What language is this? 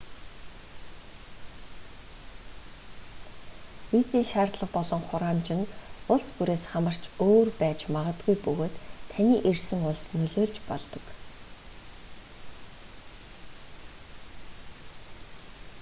Mongolian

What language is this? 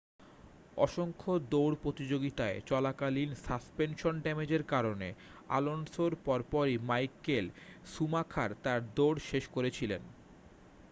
Bangla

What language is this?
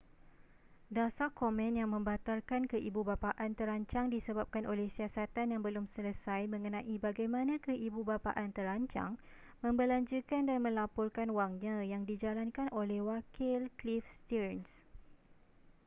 Malay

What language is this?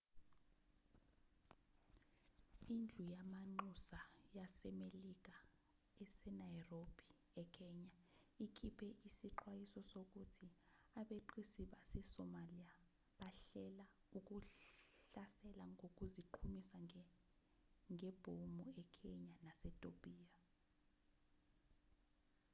Zulu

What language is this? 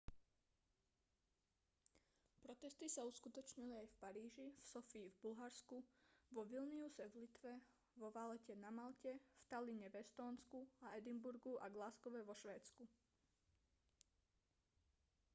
Slovak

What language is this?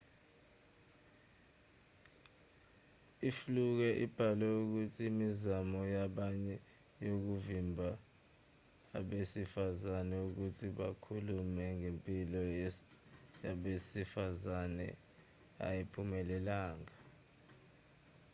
Zulu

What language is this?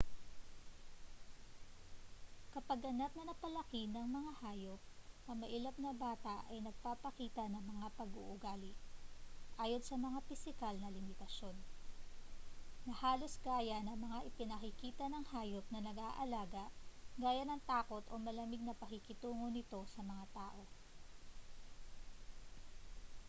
Filipino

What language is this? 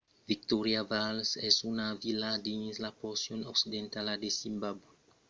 Occitan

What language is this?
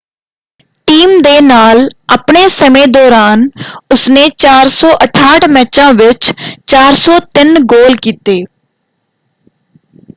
Punjabi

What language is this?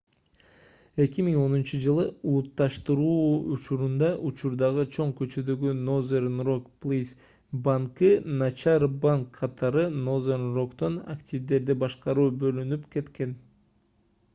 Kyrgyz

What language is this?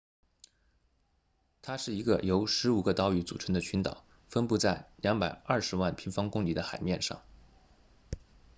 Chinese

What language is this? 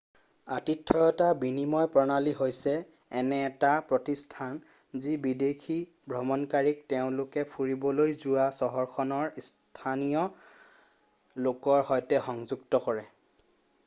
Assamese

